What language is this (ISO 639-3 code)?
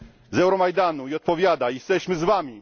pol